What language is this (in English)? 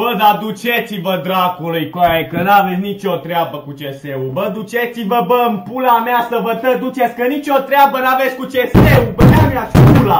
Romanian